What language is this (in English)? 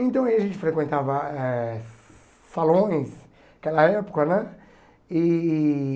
Portuguese